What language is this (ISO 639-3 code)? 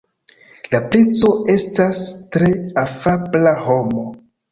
epo